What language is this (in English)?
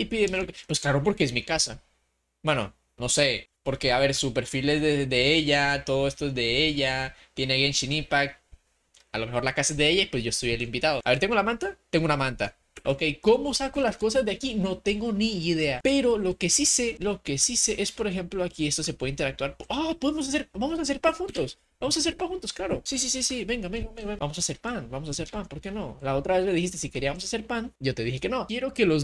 Spanish